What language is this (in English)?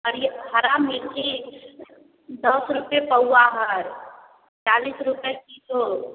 Maithili